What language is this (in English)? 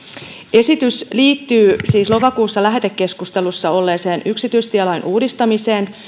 Finnish